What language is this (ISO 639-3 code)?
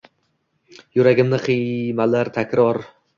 uzb